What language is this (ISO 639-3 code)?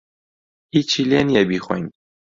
ckb